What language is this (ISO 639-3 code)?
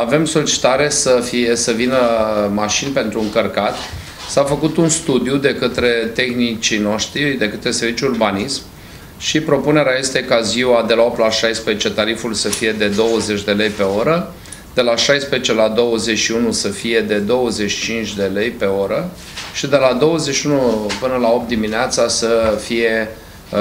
ron